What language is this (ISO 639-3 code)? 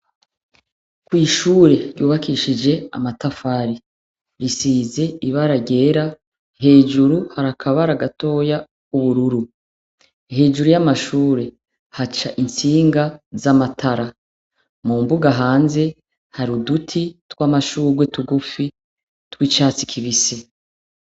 run